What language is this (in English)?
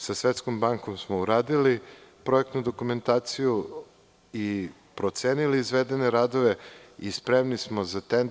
Serbian